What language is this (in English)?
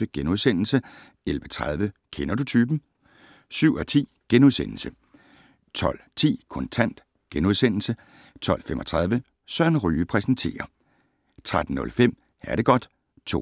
Danish